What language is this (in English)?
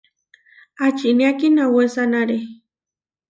Huarijio